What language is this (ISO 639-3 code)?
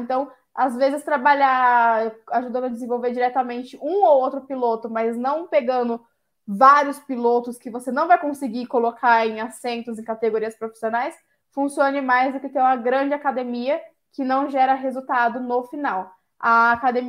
por